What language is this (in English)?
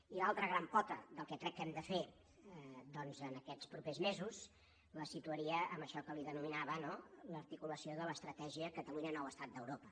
Catalan